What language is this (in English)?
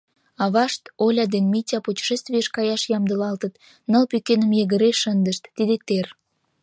Mari